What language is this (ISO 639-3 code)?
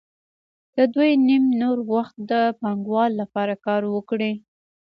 pus